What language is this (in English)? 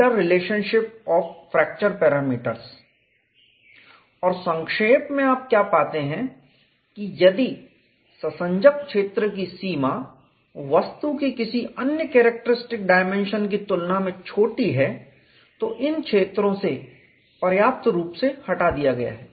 Hindi